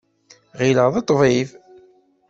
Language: Kabyle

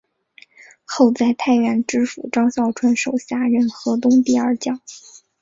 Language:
Chinese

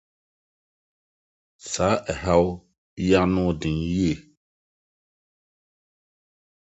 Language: Akan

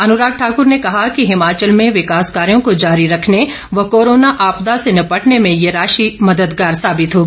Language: Hindi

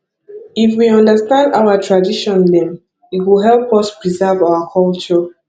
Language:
Nigerian Pidgin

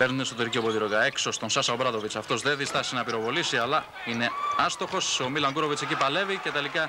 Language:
Greek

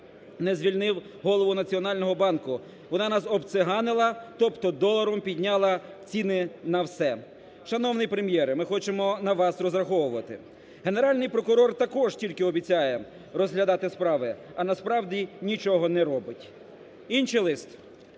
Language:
Ukrainian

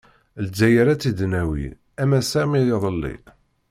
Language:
Kabyle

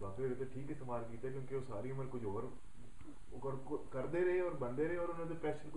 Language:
Punjabi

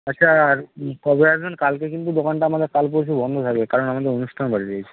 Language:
Bangla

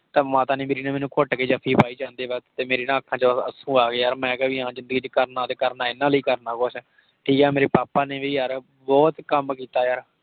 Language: Punjabi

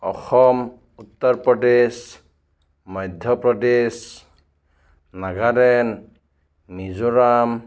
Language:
Assamese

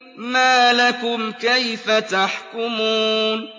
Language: Arabic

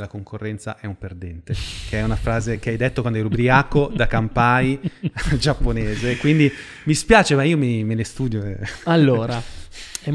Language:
Italian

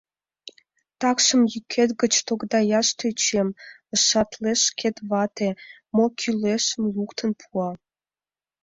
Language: Mari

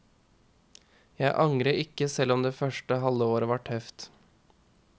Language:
Norwegian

